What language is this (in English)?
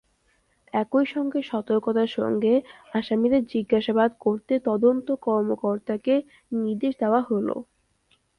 Bangla